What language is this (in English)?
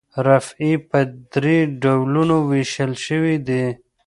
Pashto